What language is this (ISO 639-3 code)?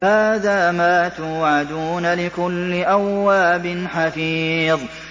ara